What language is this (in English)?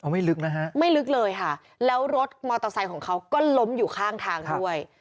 Thai